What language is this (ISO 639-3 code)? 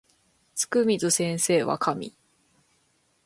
jpn